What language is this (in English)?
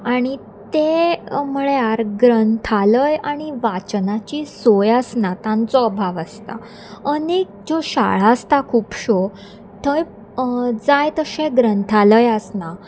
Konkani